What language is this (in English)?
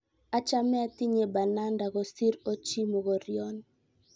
Kalenjin